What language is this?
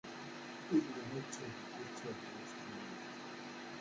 Kabyle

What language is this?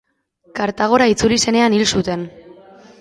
Basque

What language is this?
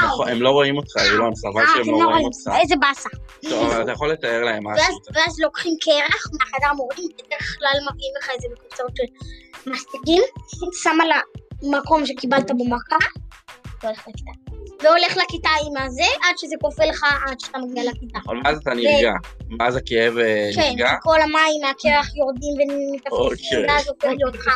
Hebrew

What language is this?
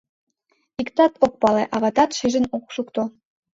Mari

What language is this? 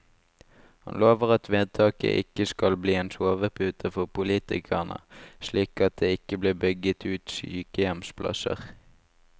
Norwegian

